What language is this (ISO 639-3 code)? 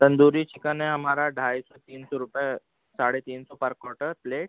urd